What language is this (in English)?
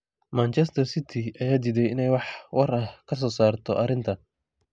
Somali